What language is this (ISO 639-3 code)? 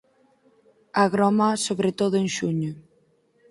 glg